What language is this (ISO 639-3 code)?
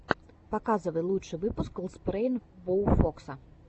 rus